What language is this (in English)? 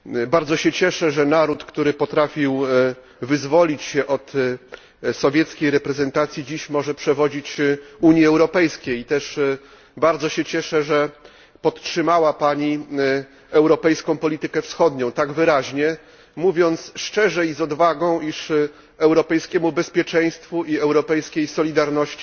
Polish